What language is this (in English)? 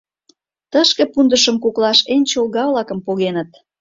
Mari